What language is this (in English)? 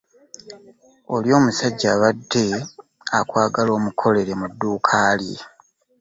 Ganda